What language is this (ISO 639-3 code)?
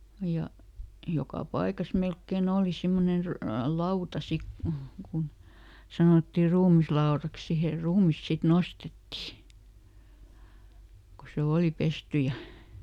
fin